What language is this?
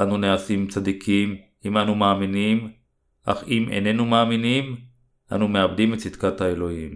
Hebrew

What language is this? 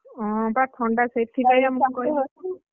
Odia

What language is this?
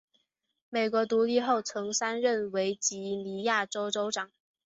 Chinese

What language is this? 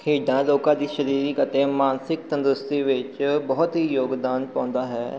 Punjabi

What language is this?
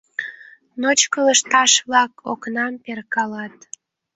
Mari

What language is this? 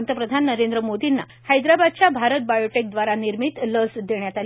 Marathi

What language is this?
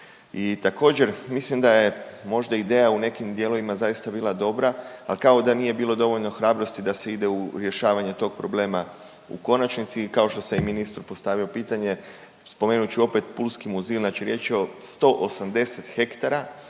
Croatian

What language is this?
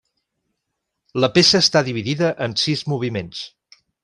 Catalan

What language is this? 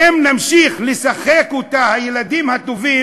Hebrew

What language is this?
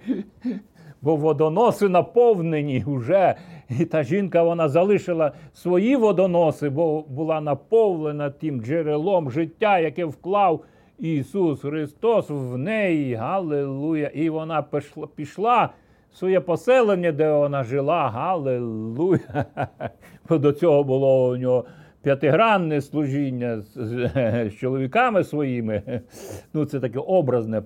Ukrainian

